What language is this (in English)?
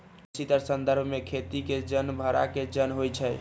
Magahi